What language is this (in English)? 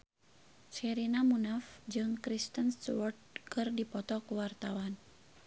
Sundanese